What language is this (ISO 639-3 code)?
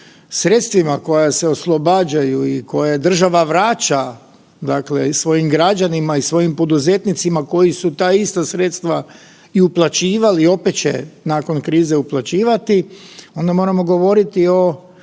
hrv